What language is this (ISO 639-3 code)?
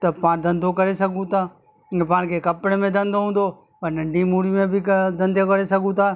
snd